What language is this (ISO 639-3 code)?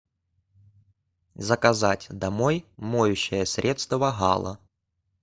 rus